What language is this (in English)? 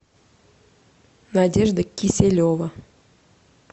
Russian